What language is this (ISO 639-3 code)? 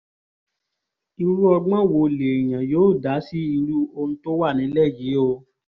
yor